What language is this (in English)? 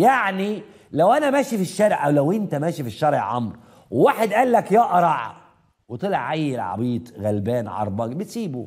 Arabic